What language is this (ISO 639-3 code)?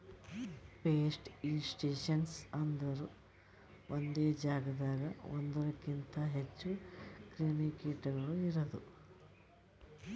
kan